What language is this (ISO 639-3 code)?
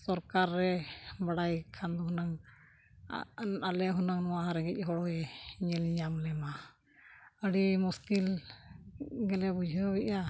sat